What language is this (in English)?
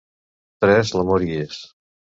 Catalan